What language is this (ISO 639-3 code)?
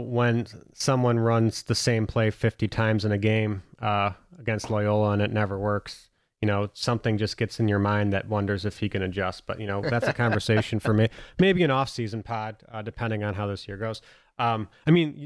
eng